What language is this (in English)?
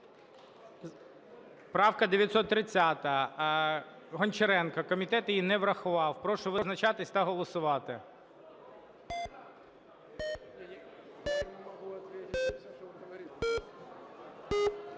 Ukrainian